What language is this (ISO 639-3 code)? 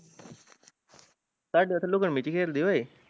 pan